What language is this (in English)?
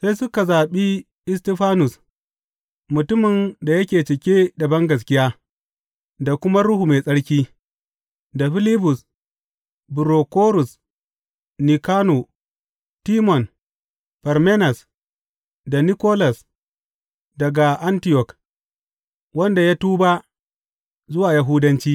Hausa